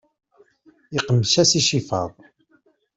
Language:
Kabyle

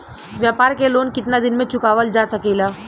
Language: Bhojpuri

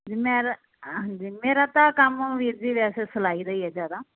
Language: Punjabi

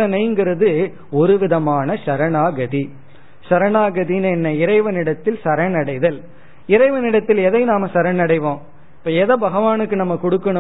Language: Tamil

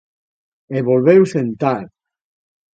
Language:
Galician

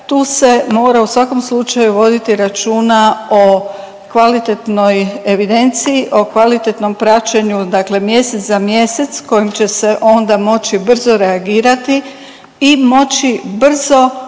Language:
Croatian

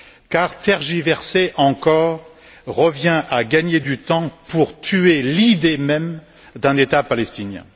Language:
French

